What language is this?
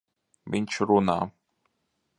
Latvian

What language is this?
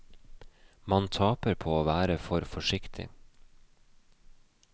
Norwegian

